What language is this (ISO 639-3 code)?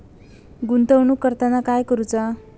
mar